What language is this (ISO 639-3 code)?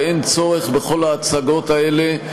heb